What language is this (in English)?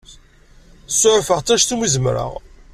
Kabyle